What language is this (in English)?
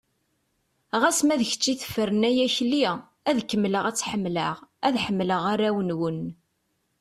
Kabyle